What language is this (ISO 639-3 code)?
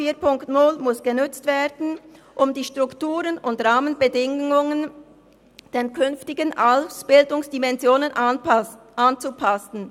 gsw